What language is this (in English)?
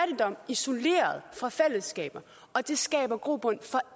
Danish